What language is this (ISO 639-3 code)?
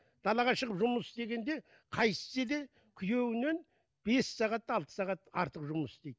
kaz